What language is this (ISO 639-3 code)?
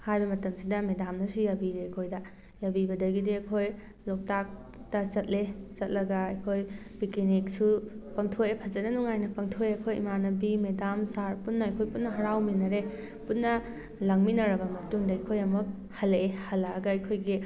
mni